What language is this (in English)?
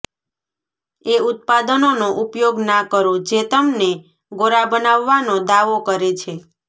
Gujarati